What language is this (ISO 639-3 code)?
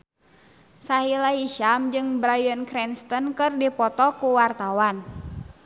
sun